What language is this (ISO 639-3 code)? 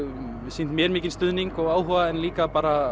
isl